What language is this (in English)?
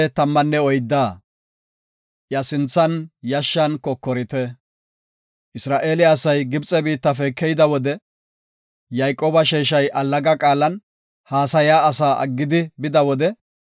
Gofa